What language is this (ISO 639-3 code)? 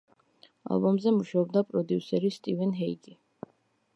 kat